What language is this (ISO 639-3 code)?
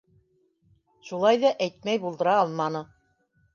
bak